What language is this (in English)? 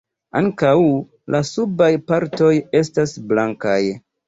Esperanto